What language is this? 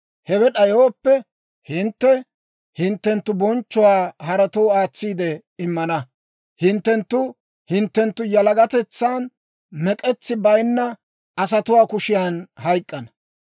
Dawro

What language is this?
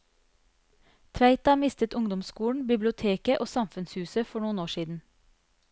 Norwegian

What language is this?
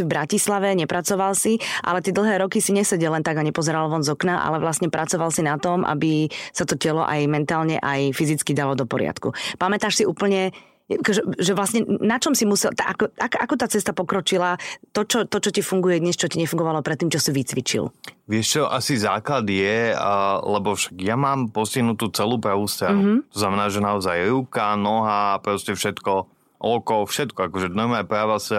Slovak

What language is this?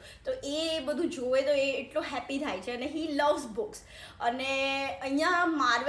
Gujarati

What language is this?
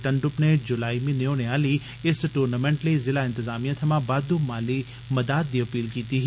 Dogri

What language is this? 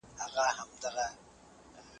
Pashto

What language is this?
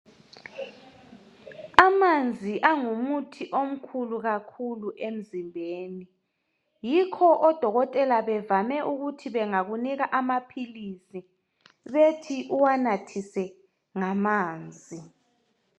North Ndebele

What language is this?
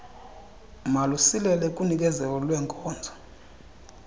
Xhosa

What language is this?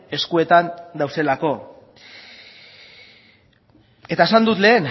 Basque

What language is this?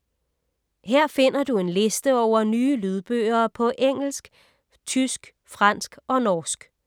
Danish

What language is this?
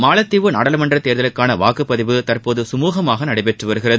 Tamil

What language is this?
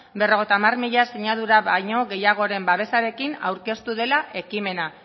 Basque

